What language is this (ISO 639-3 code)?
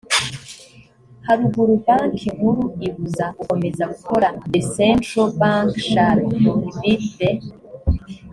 kin